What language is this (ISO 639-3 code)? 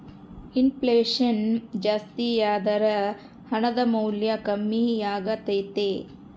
kan